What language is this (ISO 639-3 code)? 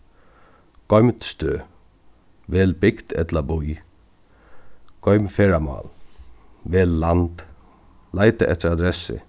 fao